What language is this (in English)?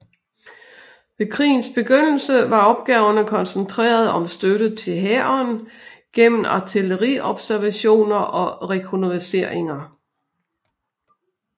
Danish